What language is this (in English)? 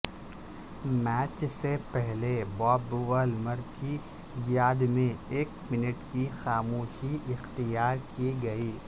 Urdu